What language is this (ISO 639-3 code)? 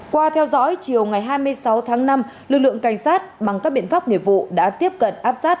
vie